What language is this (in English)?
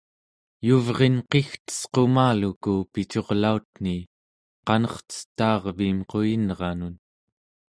Central Yupik